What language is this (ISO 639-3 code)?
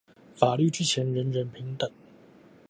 zho